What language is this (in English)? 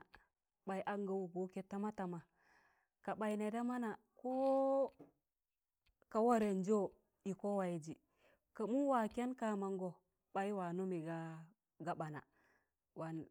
Tangale